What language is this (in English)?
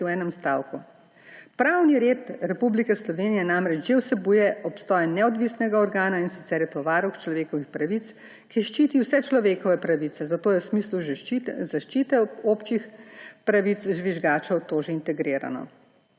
Slovenian